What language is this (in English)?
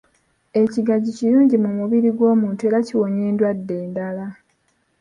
Ganda